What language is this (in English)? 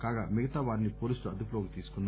Telugu